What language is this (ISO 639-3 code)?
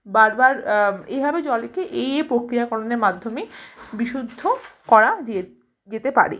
ben